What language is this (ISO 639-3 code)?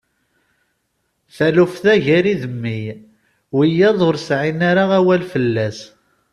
kab